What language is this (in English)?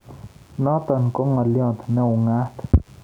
Kalenjin